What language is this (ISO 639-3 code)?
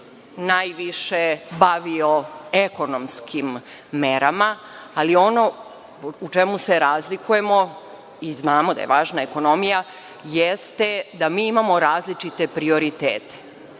srp